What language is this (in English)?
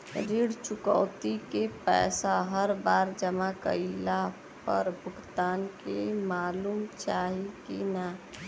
Bhojpuri